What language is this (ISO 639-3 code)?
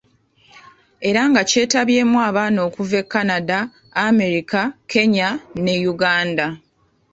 lug